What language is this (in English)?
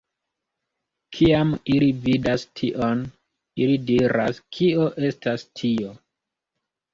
Esperanto